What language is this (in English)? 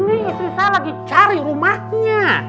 Indonesian